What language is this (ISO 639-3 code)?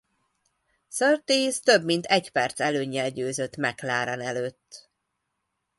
hun